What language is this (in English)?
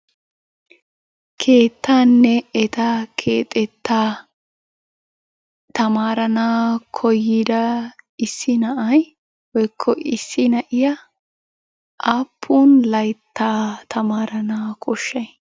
Wolaytta